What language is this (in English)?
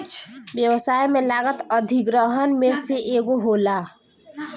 Bhojpuri